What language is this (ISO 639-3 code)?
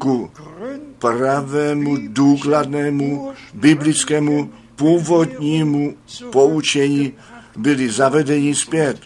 ces